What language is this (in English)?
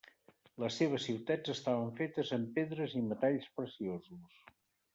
Catalan